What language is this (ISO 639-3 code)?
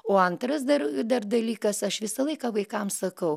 lit